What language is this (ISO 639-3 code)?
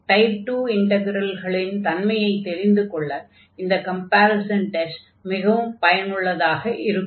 tam